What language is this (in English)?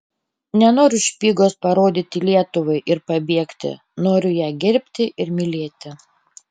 Lithuanian